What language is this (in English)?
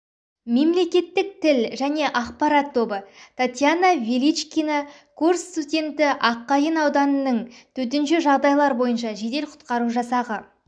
Kazakh